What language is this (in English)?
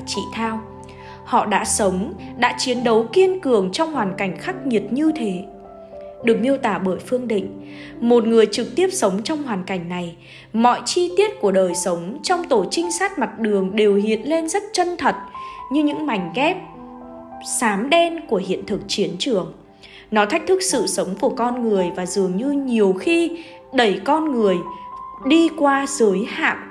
Vietnamese